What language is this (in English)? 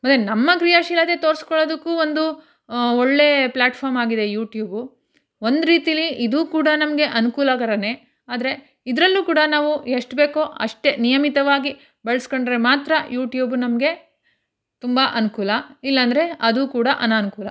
Kannada